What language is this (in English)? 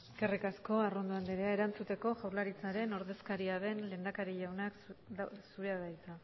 Basque